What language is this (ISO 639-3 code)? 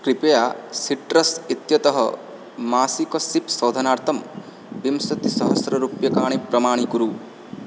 san